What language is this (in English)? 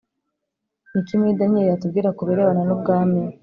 Kinyarwanda